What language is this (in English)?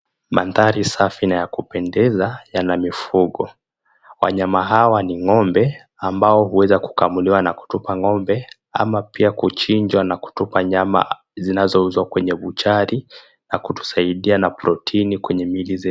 Swahili